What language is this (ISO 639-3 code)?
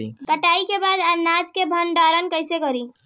bho